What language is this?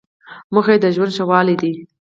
Pashto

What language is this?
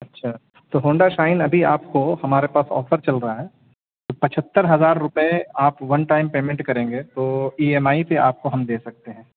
Urdu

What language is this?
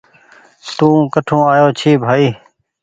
Goaria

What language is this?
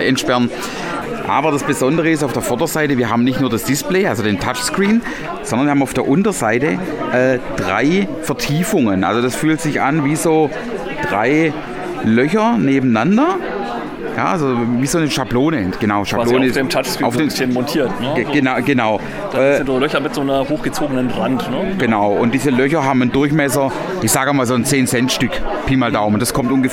German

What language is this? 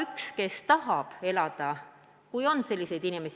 Estonian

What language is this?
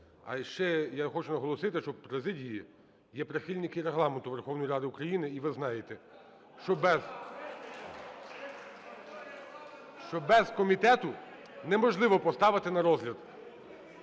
Ukrainian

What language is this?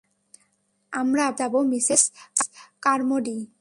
Bangla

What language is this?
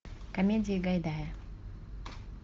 Russian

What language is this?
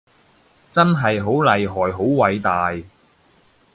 Cantonese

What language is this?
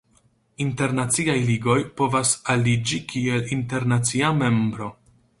Esperanto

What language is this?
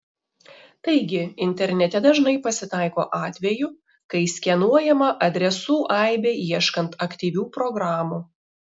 Lithuanian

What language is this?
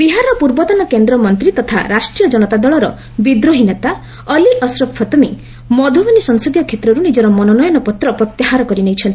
Odia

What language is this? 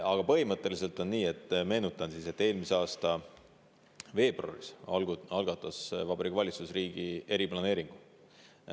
Estonian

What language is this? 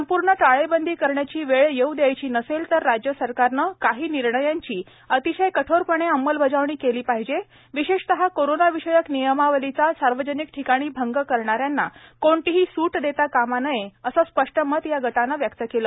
Marathi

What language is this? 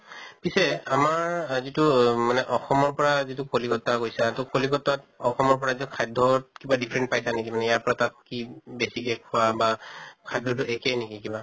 Assamese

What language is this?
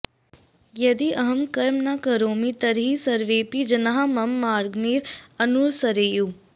Sanskrit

